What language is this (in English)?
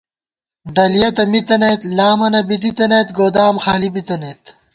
Gawar-Bati